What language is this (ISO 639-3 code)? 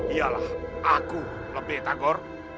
ind